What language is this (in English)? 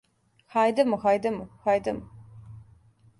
Serbian